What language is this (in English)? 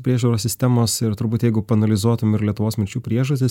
Lithuanian